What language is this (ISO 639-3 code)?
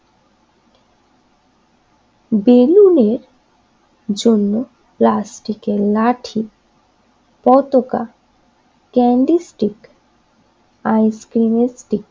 ben